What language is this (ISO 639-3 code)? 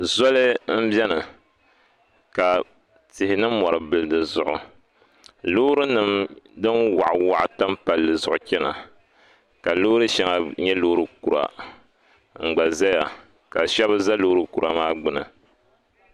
dag